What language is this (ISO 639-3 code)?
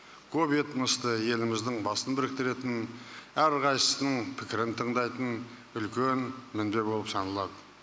kaz